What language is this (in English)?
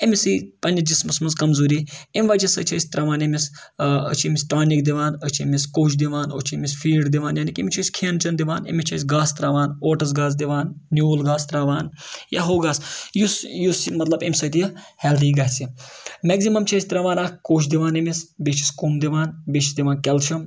Kashmiri